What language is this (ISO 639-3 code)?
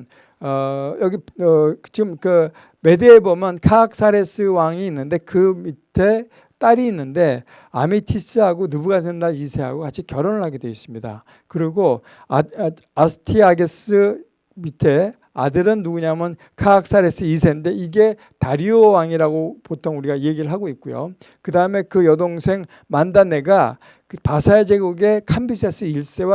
kor